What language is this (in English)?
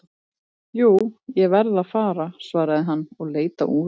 Icelandic